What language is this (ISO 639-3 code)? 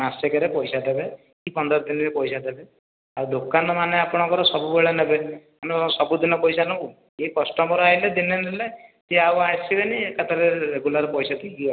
ori